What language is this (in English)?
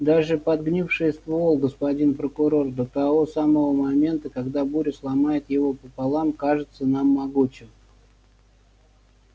Russian